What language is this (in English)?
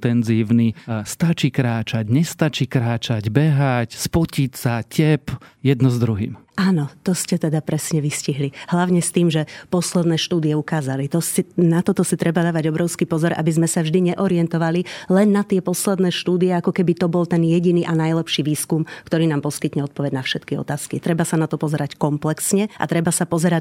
Slovak